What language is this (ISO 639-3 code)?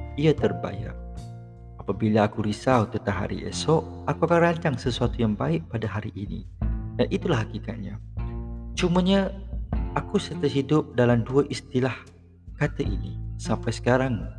msa